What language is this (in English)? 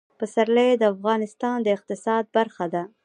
Pashto